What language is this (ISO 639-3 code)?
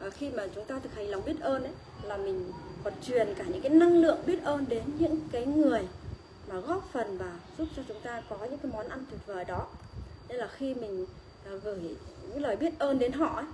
vie